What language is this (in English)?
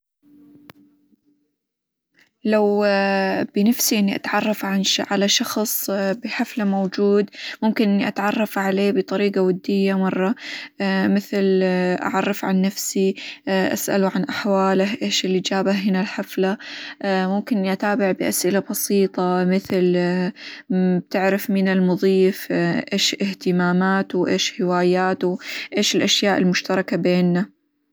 Hijazi Arabic